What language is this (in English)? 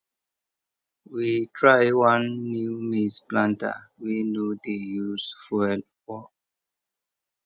Nigerian Pidgin